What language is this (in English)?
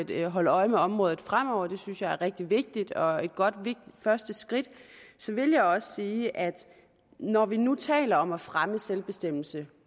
Danish